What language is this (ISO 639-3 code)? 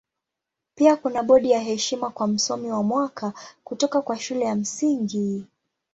swa